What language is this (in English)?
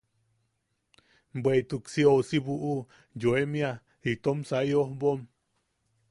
Yaqui